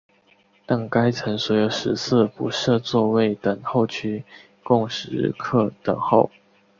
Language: Chinese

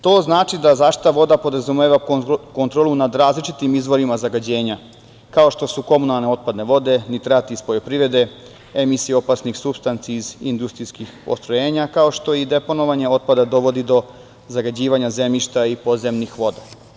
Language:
Serbian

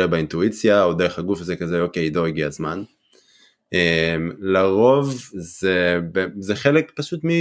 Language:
Hebrew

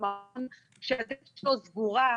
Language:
Hebrew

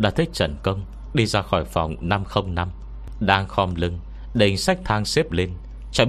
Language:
Vietnamese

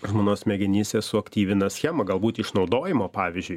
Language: Lithuanian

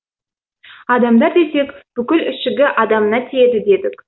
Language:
Kazakh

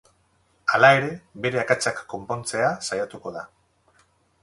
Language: Basque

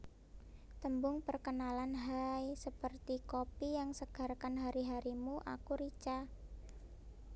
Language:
Javanese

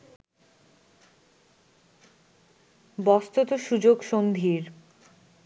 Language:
Bangla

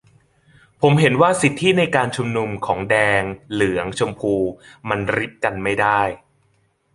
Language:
Thai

